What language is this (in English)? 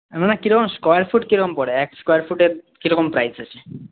Bangla